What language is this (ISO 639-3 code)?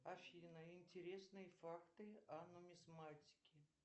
rus